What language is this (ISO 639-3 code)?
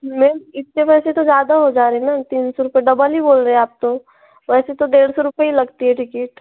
hin